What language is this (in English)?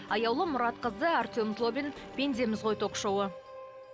Kazakh